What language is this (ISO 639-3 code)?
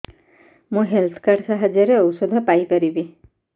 ori